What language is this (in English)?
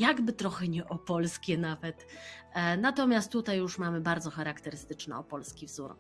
Polish